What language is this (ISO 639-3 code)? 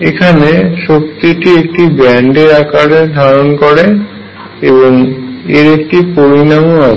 ben